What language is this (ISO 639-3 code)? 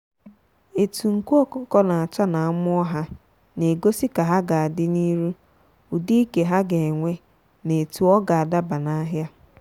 ibo